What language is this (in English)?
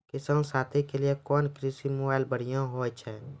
Maithili